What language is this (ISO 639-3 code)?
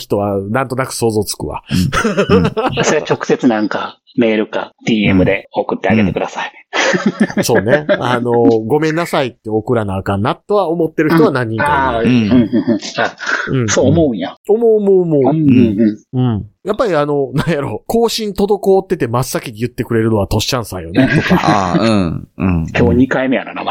jpn